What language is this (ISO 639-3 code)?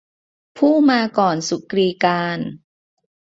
tha